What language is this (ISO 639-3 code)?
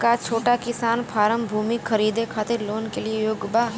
bho